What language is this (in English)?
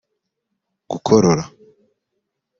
Kinyarwanda